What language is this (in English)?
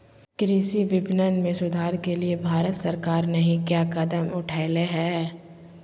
Magahi